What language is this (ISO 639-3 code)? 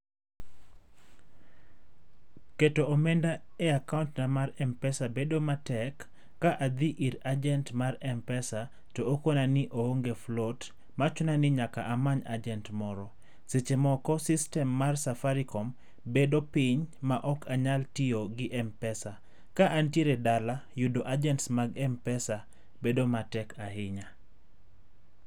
luo